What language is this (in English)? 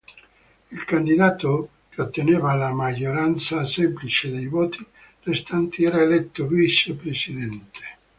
Italian